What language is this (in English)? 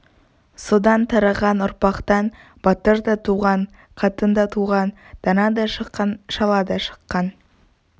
Kazakh